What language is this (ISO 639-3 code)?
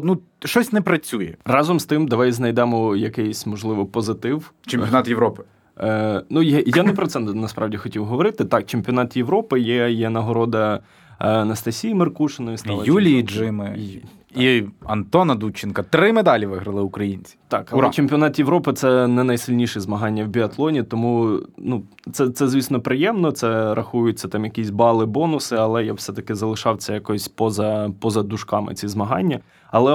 ukr